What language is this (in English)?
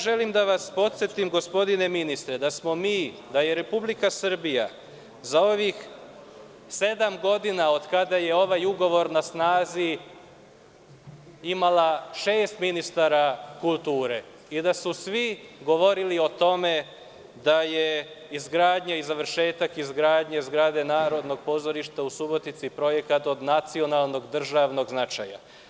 Serbian